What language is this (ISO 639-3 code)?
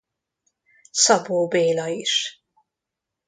hun